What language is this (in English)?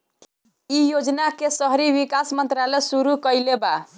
Bhojpuri